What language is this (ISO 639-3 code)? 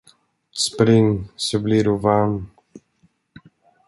swe